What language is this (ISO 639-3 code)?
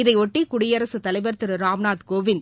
tam